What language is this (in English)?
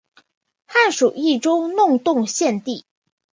Chinese